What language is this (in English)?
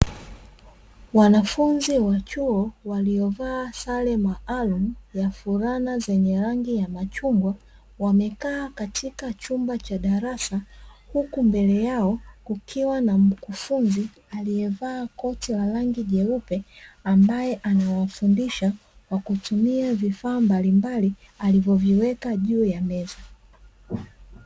Swahili